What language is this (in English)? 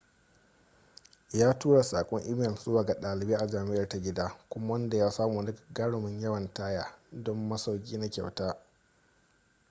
Hausa